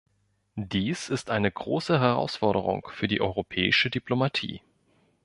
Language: German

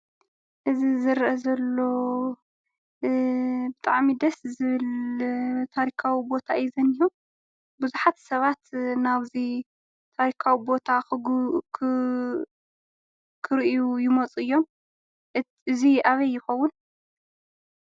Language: Tigrinya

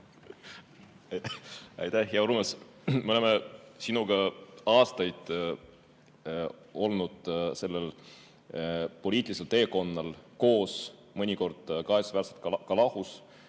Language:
Estonian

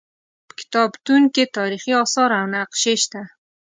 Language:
Pashto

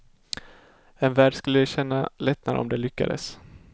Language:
Swedish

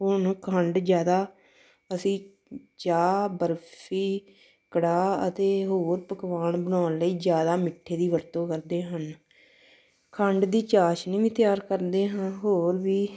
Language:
Punjabi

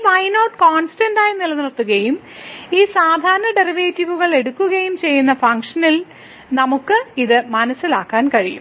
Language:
Malayalam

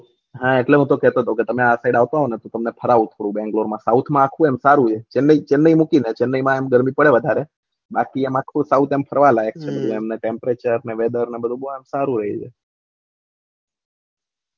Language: Gujarati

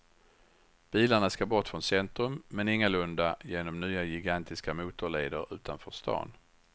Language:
Swedish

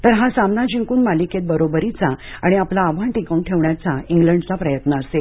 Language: Marathi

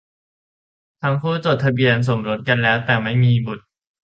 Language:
Thai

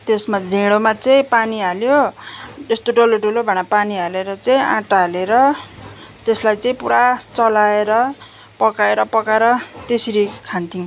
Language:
Nepali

